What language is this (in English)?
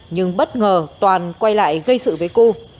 Vietnamese